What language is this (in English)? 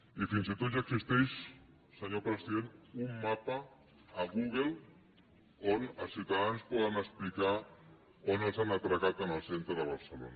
Catalan